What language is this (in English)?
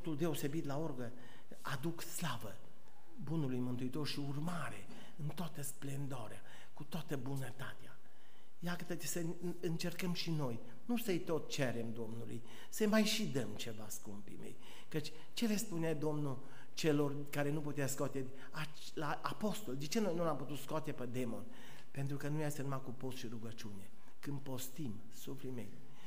Romanian